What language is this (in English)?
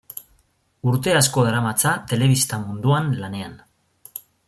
Basque